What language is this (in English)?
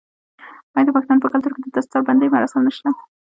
Pashto